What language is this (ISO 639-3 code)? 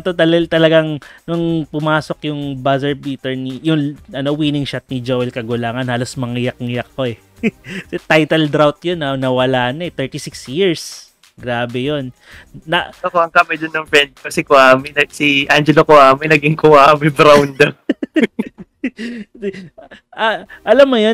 fil